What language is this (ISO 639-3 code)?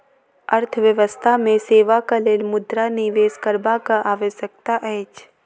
mai